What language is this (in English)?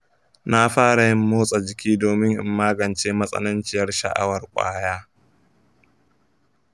Hausa